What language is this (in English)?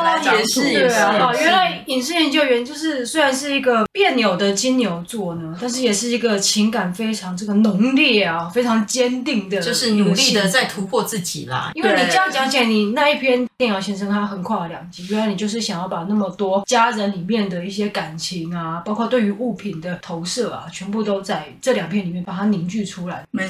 Chinese